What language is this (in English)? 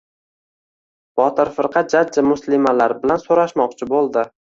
Uzbek